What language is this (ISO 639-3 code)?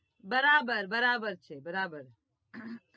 guj